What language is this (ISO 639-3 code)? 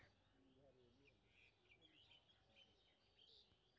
mai